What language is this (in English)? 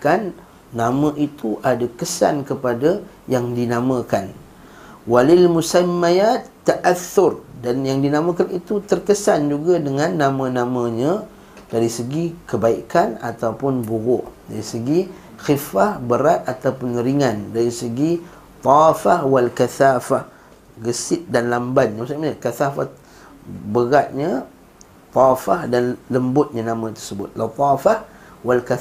Malay